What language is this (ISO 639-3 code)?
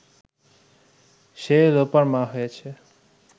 ben